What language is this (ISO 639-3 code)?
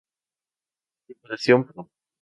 spa